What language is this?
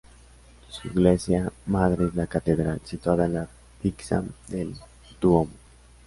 Spanish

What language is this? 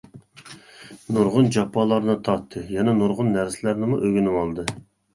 Uyghur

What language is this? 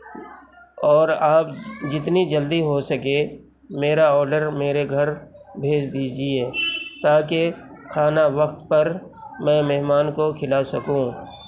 Urdu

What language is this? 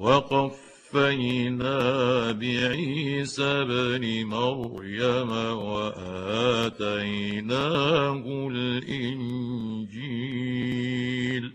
Arabic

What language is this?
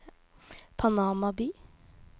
Norwegian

